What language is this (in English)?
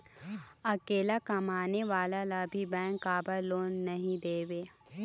Chhattisgarhi